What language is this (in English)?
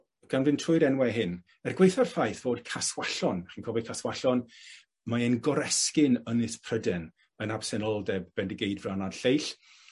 Welsh